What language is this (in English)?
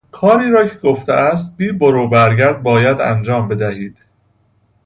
Persian